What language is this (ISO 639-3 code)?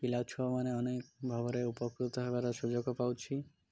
ori